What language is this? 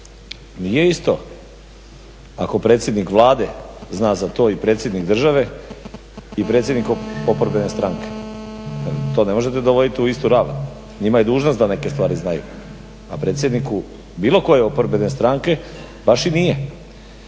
Croatian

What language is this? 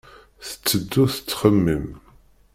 Kabyle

